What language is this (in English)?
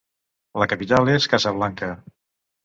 Catalan